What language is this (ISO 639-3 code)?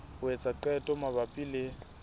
sot